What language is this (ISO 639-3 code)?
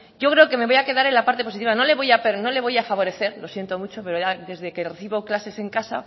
spa